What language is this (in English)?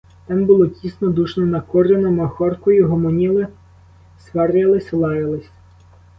Ukrainian